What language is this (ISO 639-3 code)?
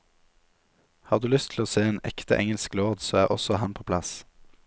nor